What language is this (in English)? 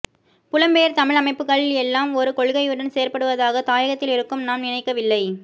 Tamil